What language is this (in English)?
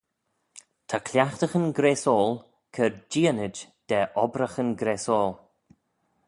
Manx